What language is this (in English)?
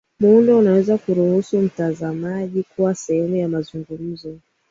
Swahili